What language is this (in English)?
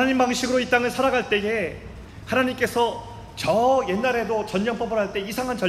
Korean